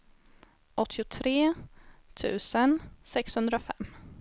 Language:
Swedish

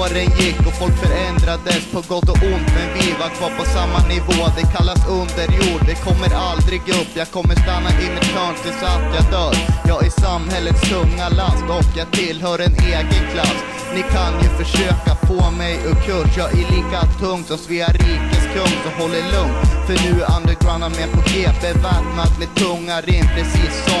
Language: Swedish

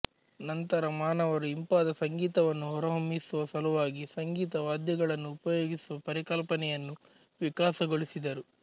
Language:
Kannada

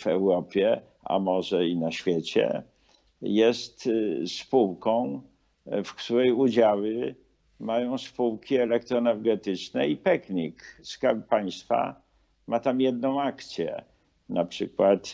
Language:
Polish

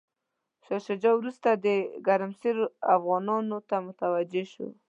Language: Pashto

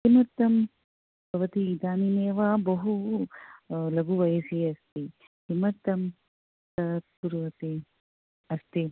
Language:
Sanskrit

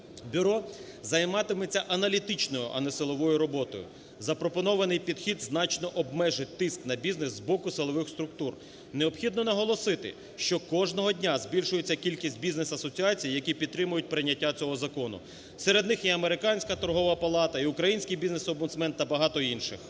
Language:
Ukrainian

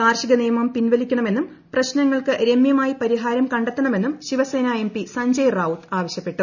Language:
Malayalam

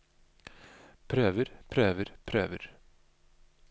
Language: Norwegian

